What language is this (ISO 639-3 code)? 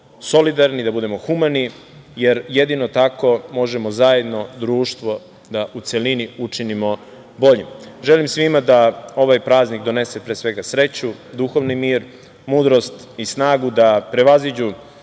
srp